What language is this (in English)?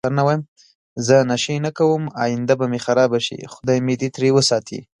Pashto